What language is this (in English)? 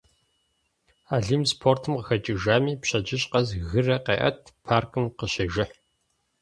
Kabardian